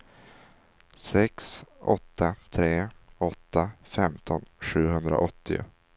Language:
Swedish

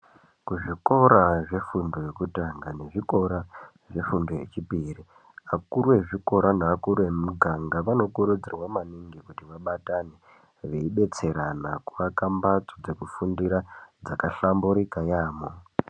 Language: Ndau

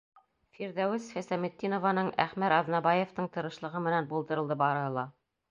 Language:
Bashkir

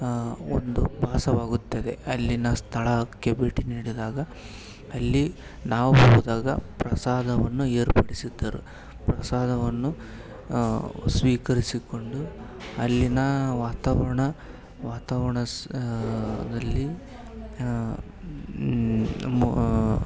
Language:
Kannada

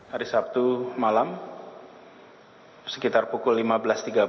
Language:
Indonesian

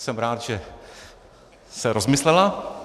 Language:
Czech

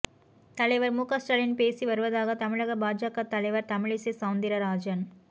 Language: Tamil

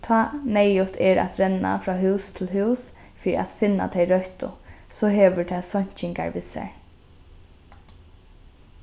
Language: Faroese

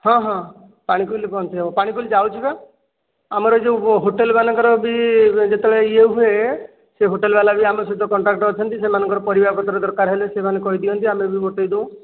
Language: Odia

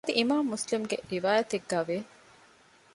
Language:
Divehi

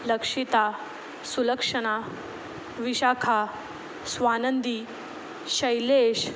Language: Marathi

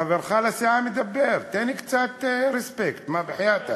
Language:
Hebrew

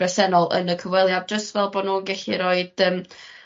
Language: Welsh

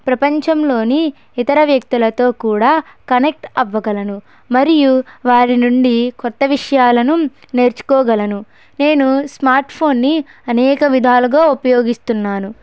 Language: Telugu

